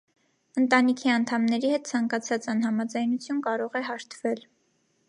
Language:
Armenian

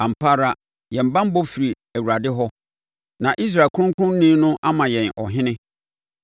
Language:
Akan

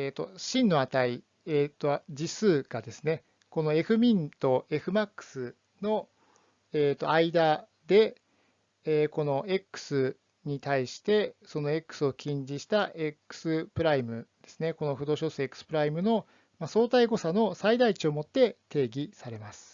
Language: Japanese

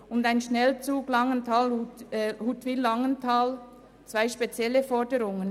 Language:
Swiss German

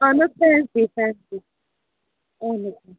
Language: Kashmiri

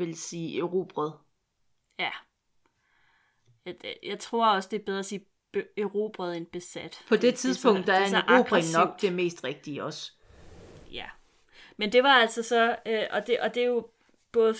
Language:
Danish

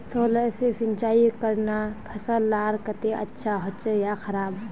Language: Magahi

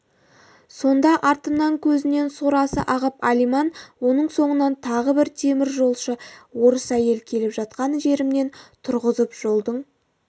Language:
Kazakh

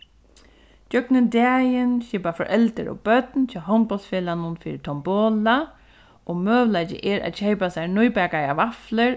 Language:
Faroese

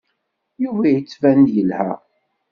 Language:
Kabyle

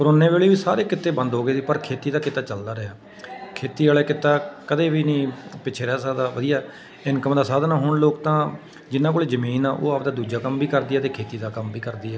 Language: Punjabi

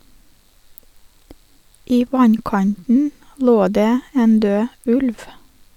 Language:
Norwegian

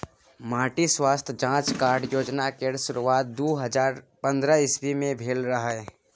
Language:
Maithili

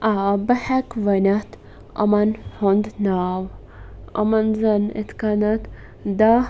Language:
Kashmiri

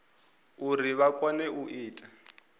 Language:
Venda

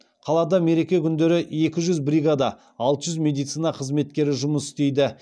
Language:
Kazakh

